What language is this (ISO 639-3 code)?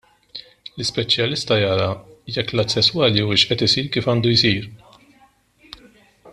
mlt